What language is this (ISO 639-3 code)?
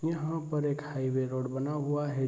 hin